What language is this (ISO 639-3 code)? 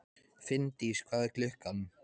isl